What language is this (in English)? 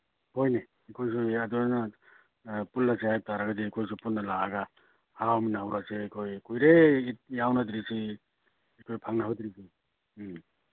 Manipuri